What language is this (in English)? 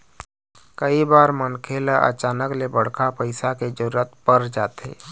Chhattisgarhi